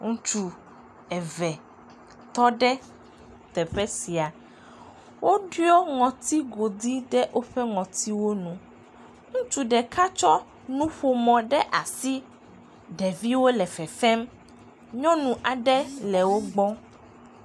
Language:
Ewe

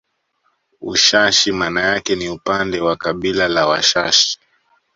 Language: Swahili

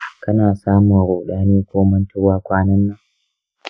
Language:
Hausa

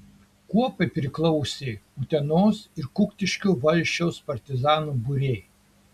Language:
Lithuanian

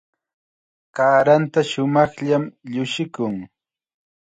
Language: Chiquián Ancash Quechua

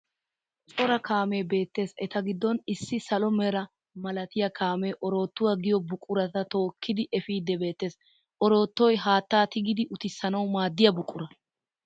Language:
Wolaytta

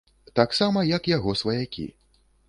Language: Belarusian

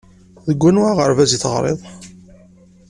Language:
Kabyle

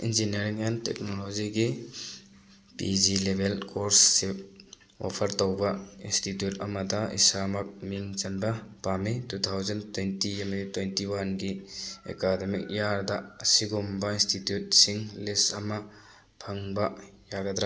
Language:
Manipuri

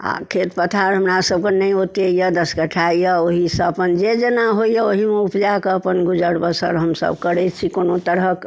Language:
Maithili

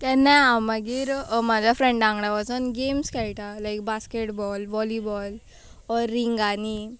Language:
Konkani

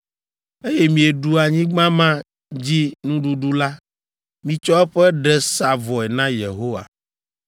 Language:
Ewe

